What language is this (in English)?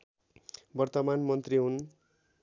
Nepali